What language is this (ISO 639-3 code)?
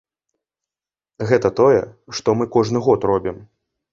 bel